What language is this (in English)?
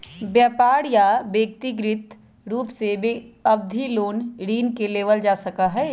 Magahi